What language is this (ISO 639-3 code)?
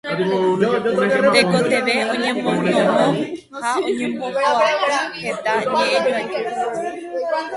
grn